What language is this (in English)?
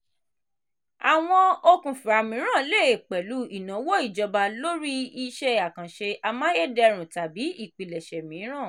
Yoruba